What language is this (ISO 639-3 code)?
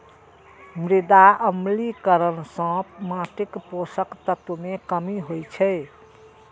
mai